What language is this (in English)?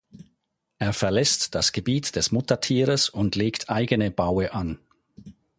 German